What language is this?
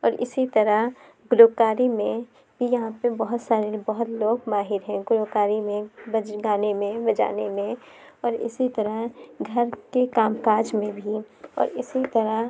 Urdu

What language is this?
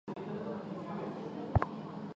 Chinese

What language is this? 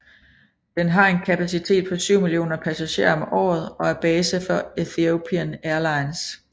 Danish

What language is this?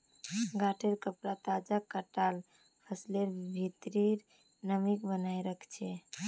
Magahi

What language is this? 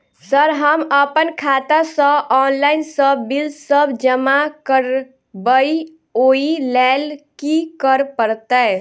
Maithili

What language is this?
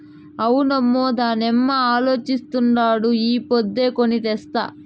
Telugu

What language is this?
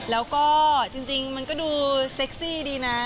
Thai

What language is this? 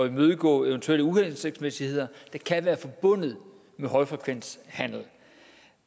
Danish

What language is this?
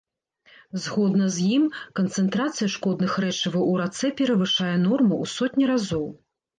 Belarusian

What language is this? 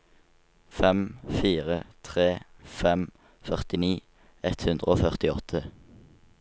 Norwegian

